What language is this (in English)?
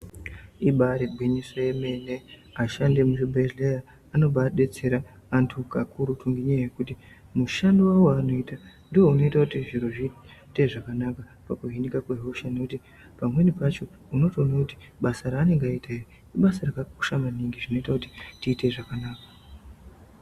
Ndau